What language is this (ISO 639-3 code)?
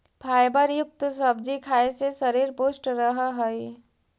mag